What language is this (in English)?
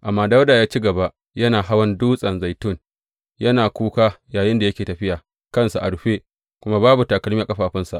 Hausa